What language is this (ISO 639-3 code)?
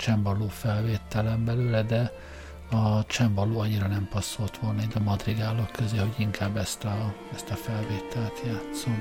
hun